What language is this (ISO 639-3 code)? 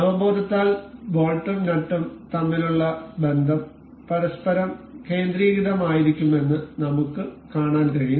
mal